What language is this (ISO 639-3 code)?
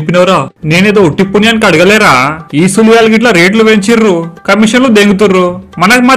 tel